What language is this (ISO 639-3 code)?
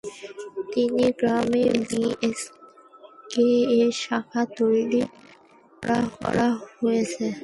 ben